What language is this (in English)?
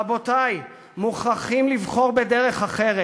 Hebrew